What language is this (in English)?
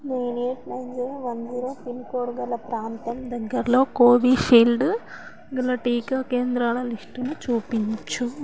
Telugu